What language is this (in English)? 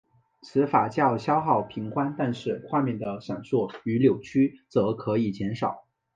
Chinese